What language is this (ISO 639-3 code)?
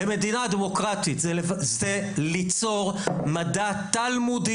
heb